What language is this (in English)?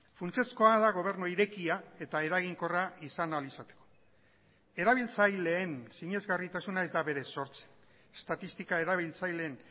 Basque